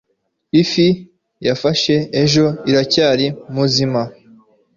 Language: Kinyarwanda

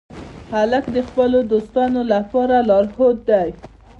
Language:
Pashto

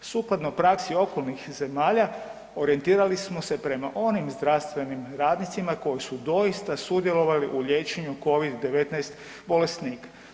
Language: Croatian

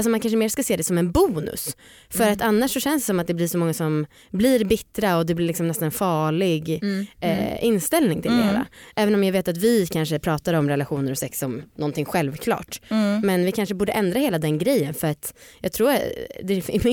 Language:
Swedish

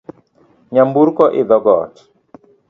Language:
Luo (Kenya and Tanzania)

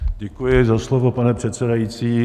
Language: Czech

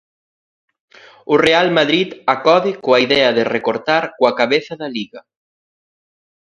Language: Galician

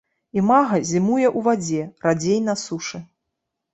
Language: Belarusian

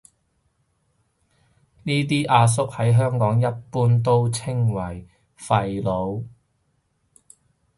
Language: Cantonese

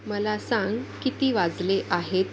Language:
Marathi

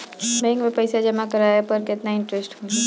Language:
Bhojpuri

